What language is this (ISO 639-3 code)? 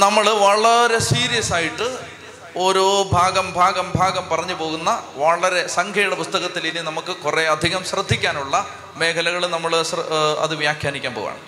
mal